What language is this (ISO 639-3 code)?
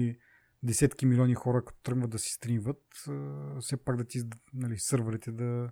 bul